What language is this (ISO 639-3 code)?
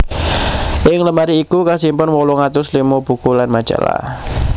jav